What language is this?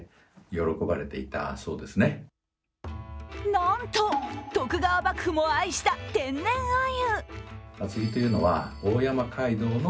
Japanese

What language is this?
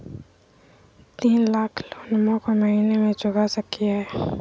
Magahi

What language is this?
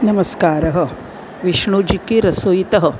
Sanskrit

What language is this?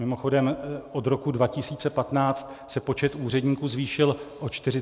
Czech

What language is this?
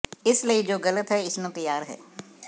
Punjabi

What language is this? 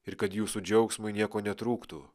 Lithuanian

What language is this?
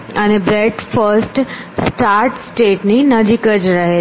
Gujarati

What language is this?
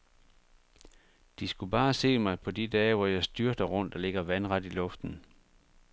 Danish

